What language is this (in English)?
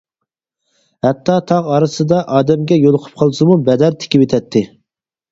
Uyghur